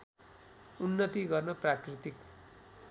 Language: Nepali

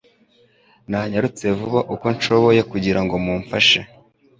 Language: Kinyarwanda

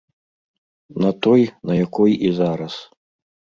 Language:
Belarusian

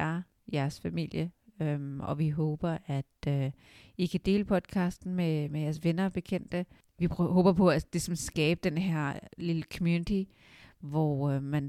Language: Danish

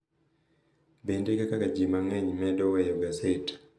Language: Luo (Kenya and Tanzania)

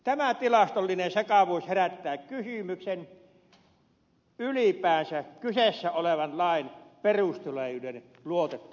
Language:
Finnish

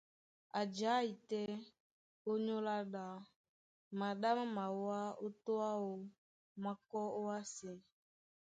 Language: Duala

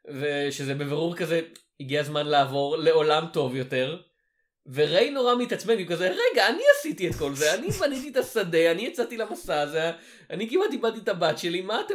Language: Hebrew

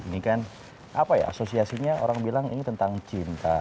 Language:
Indonesian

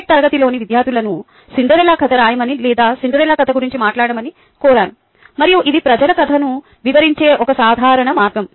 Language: Telugu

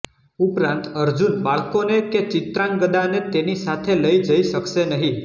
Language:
Gujarati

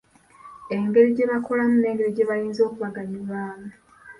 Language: Ganda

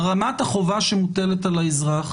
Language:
Hebrew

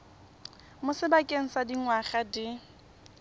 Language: Tswana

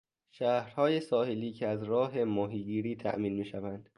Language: Persian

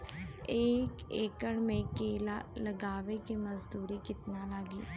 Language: Bhojpuri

